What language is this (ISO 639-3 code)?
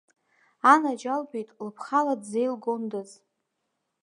abk